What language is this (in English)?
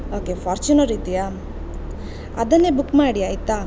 Kannada